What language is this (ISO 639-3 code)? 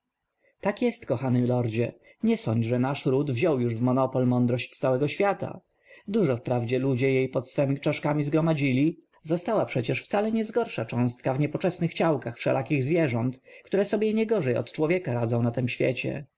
pol